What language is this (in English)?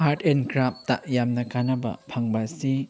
Manipuri